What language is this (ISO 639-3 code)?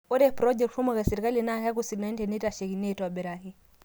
mas